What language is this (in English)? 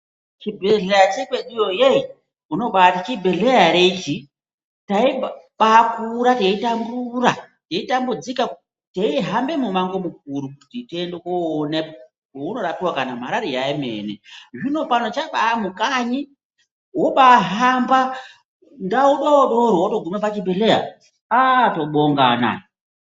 Ndau